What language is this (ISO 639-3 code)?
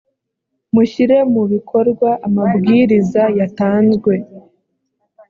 kin